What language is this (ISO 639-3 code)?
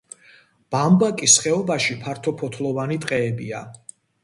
kat